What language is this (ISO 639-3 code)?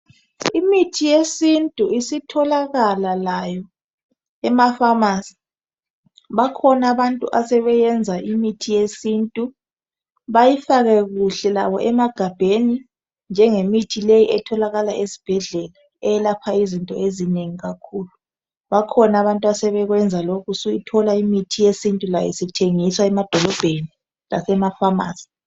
nde